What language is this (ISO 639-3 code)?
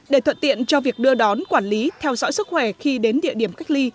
vie